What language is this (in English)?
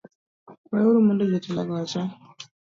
Luo (Kenya and Tanzania)